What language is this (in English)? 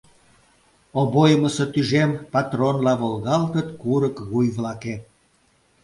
Mari